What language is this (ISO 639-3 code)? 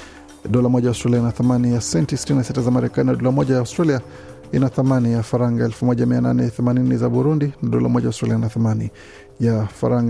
swa